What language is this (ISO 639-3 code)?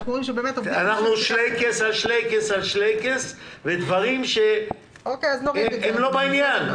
heb